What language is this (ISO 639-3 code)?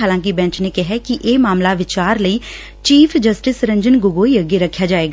pan